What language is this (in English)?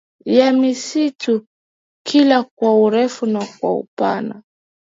Swahili